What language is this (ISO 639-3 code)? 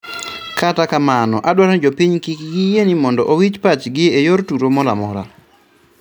luo